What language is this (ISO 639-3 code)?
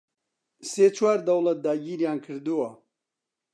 ckb